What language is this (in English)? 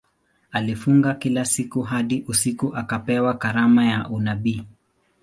Swahili